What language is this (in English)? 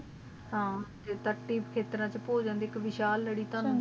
Punjabi